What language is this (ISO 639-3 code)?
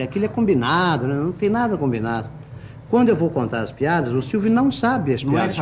por